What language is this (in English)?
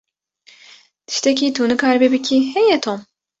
Kurdish